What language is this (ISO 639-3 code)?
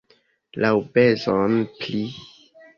epo